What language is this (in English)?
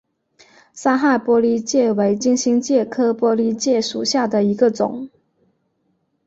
Chinese